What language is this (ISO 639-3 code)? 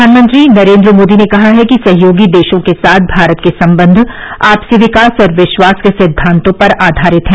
hin